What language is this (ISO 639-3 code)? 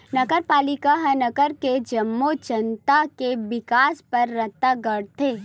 hne